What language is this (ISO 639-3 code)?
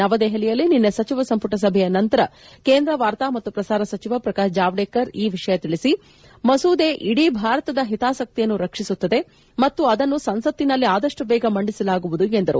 kan